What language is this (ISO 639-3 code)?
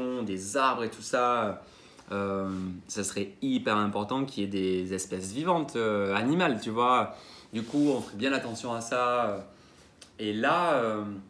fra